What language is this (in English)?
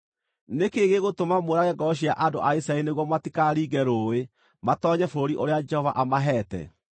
Kikuyu